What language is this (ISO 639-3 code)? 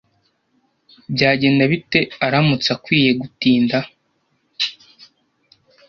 kin